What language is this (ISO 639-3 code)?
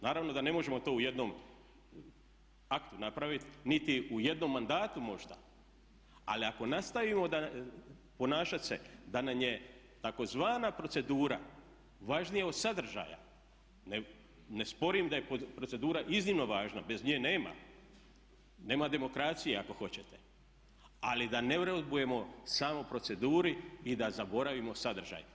hrv